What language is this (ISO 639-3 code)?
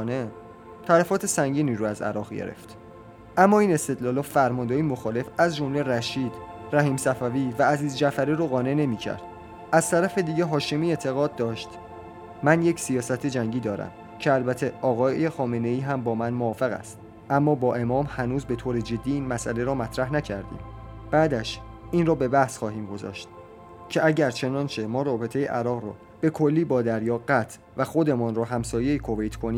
fas